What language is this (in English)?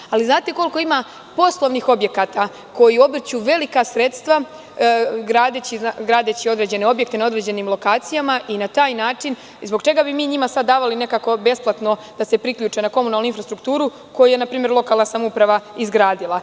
Serbian